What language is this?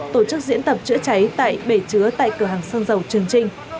Vietnamese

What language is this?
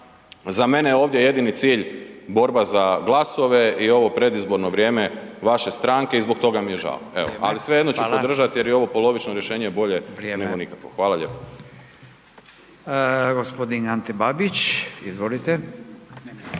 Croatian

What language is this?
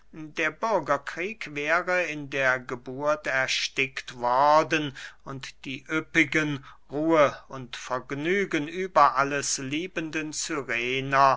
German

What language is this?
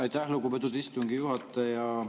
Estonian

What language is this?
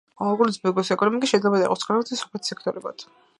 Georgian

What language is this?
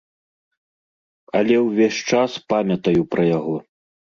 Belarusian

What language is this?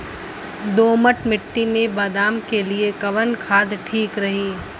Bhojpuri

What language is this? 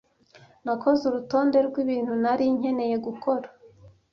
Kinyarwanda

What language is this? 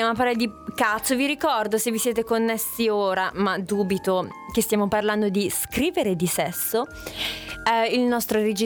Italian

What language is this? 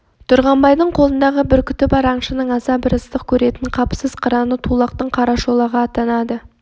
Kazakh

